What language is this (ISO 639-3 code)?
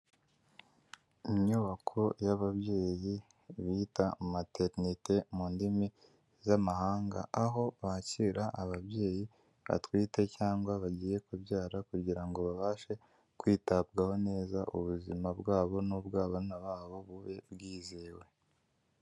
kin